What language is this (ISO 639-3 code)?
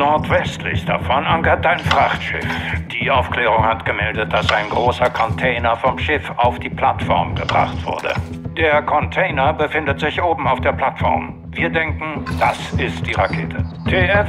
deu